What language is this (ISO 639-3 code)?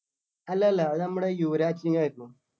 mal